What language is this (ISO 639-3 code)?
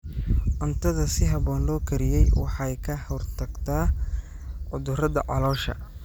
som